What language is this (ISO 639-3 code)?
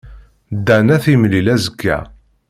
kab